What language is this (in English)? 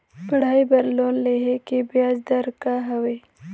Chhattisgarhi